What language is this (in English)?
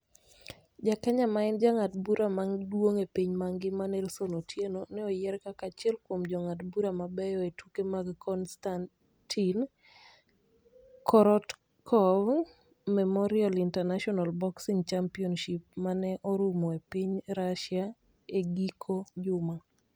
Luo (Kenya and Tanzania)